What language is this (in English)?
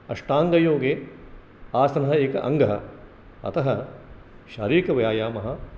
Sanskrit